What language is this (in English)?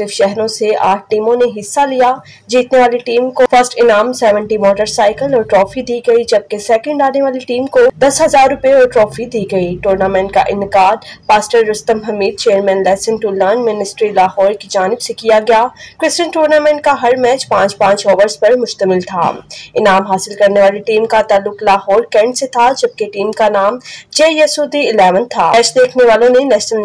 Hindi